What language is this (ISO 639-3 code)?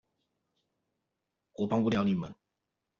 zho